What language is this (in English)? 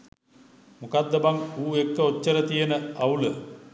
Sinhala